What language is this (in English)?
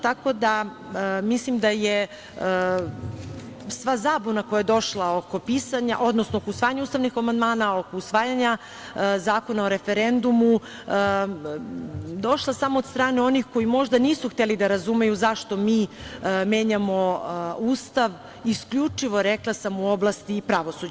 Serbian